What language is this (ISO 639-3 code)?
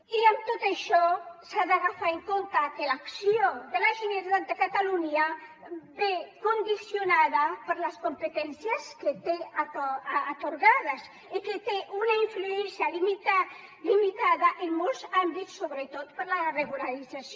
cat